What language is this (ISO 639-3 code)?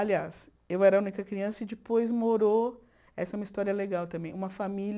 por